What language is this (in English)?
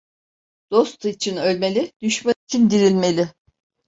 Turkish